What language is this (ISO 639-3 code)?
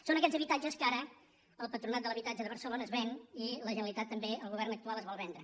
cat